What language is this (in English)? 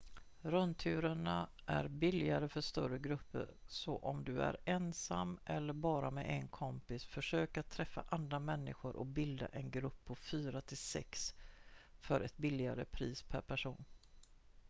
Swedish